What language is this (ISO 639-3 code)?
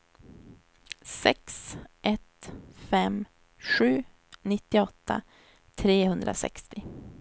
swe